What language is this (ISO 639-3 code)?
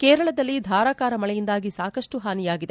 kan